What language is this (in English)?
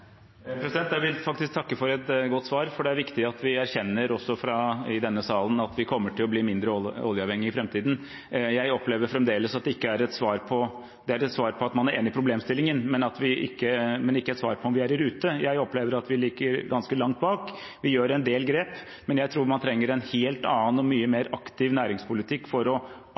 Norwegian Bokmål